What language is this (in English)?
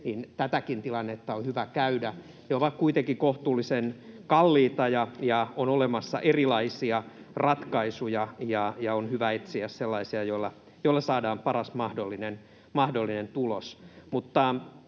Finnish